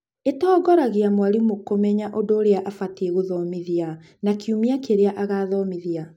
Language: Kikuyu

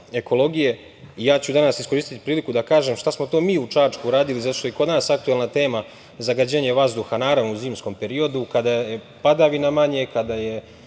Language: Serbian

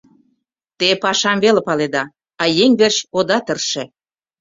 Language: Mari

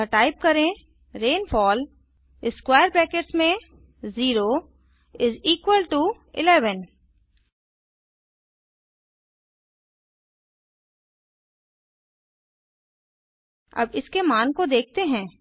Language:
Hindi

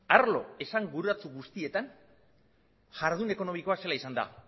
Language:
Basque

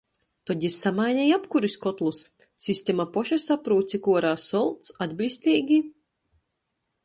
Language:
Latgalian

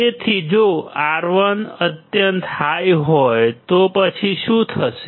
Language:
Gujarati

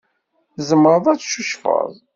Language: Kabyle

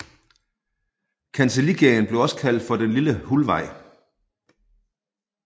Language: Danish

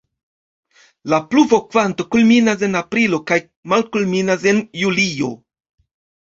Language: Esperanto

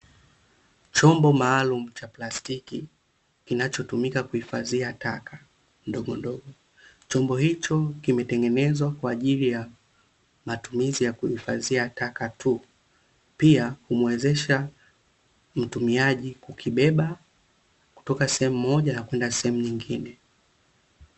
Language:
Swahili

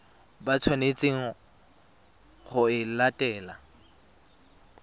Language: Tswana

